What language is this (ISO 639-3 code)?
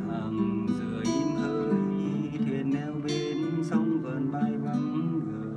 vie